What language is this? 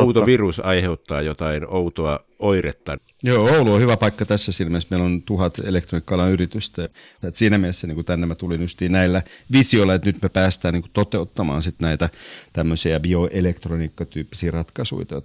Finnish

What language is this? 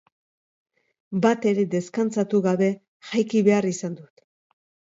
Basque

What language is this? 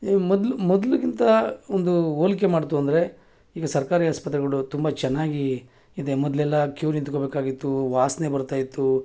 Kannada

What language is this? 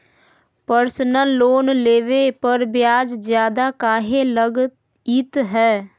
Magahi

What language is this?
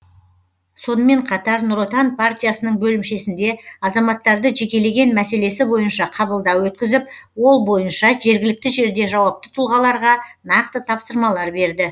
Kazakh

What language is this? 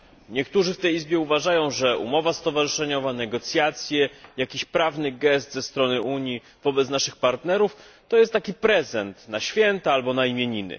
Polish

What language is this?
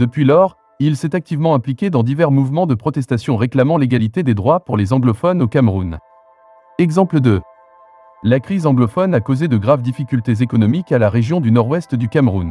French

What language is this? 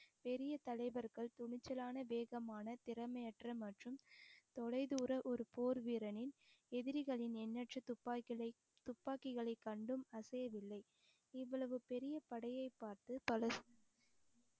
Tamil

